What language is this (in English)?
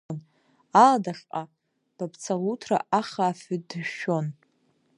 Abkhazian